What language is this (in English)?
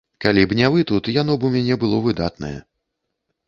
Belarusian